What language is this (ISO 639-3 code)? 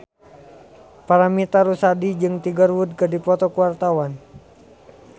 sun